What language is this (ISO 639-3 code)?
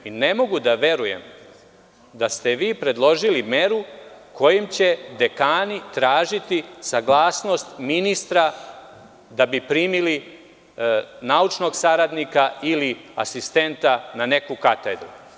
srp